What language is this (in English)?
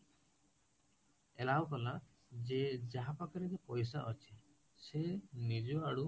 Odia